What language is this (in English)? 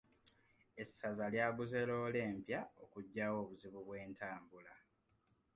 Ganda